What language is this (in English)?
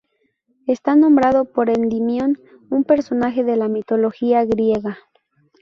Spanish